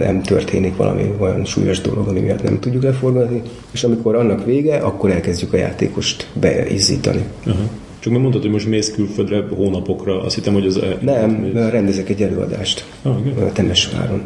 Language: Hungarian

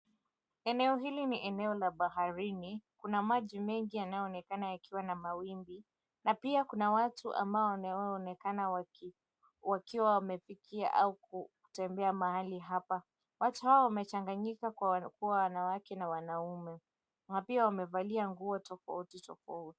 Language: Swahili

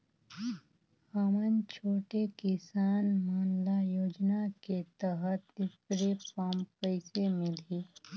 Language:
Chhattisgarhi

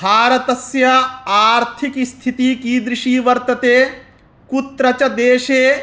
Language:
Sanskrit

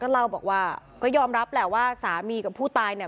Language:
Thai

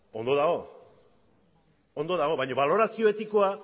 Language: Basque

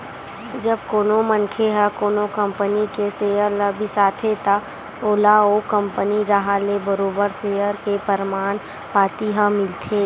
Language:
Chhattisgarhi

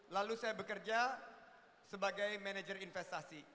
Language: Indonesian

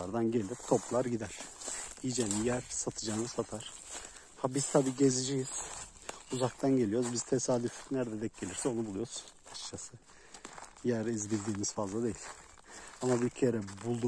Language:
Turkish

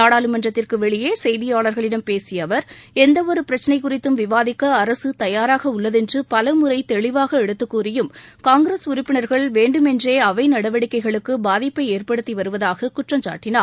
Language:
Tamil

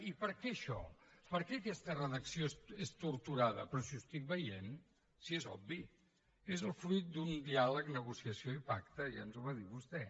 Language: Catalan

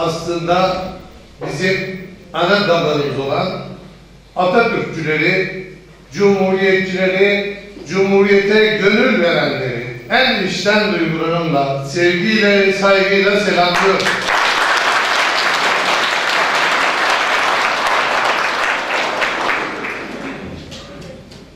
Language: Turkish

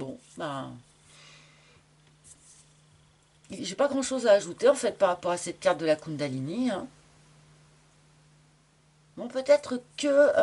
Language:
French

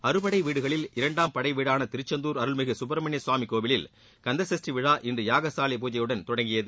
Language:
Tamil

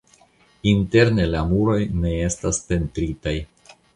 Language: Esperanto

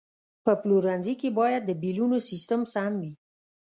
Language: Pashto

